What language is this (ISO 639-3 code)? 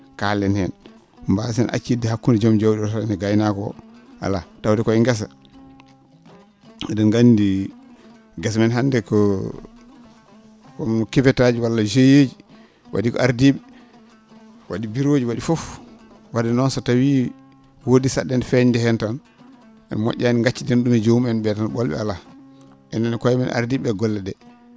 ful